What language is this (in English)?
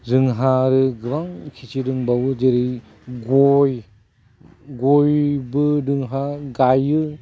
Bodo